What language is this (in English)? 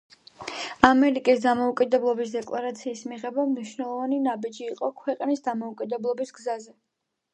Georgian